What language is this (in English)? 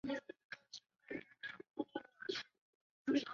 Chinese